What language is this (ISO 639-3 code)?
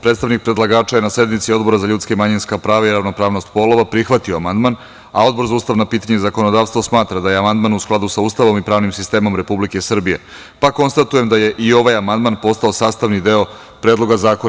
srp